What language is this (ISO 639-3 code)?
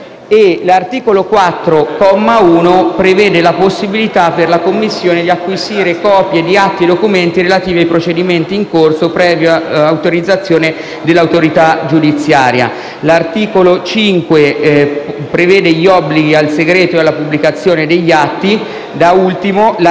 ita